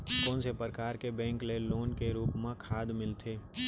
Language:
Chhattisgarhi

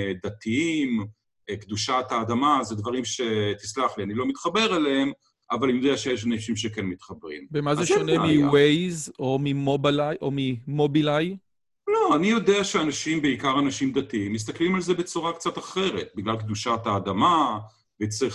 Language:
Hebrew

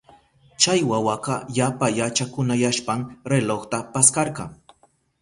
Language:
Southern Pastaza Quechua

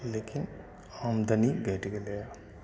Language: Maithili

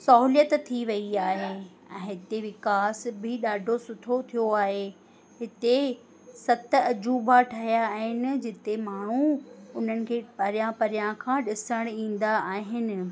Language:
Sindhi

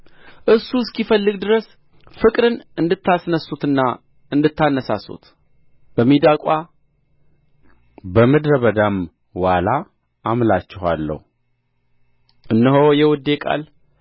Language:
Amharic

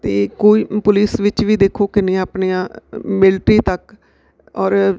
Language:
Punjabi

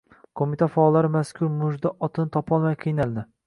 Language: Uzbek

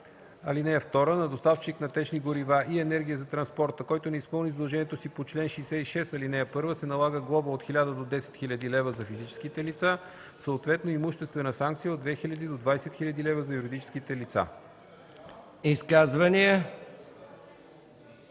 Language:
Bulgarian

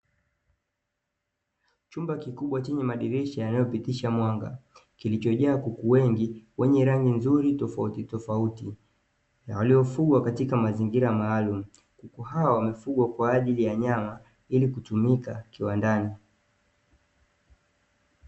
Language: Swahili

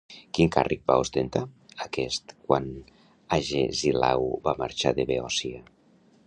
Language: Catalan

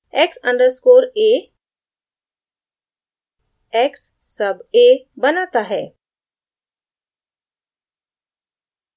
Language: Hindi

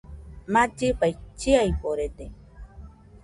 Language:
Nüpode Huitoto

